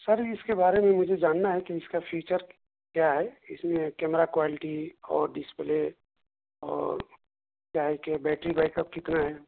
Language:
Urdu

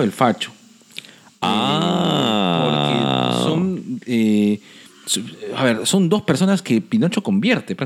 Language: Spanish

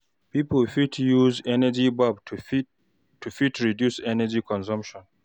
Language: Nigerian Pidgin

